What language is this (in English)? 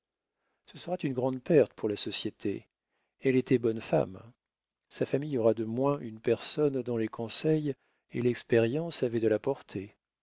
French